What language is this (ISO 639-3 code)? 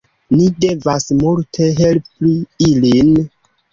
epo